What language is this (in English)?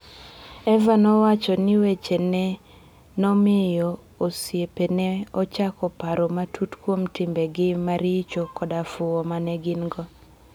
Luo (Kenya and Tanzania)